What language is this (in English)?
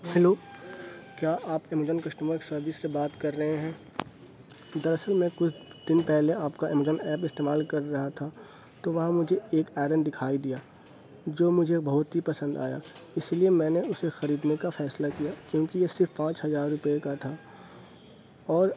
Urdu